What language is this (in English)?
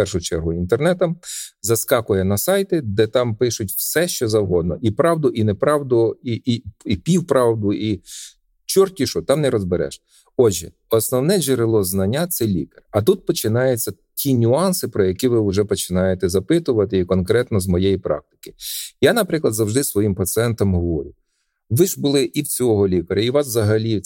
Ukrainian